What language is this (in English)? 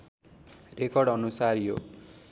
Nepali